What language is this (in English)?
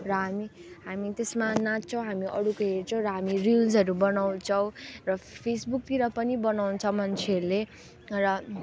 Nepali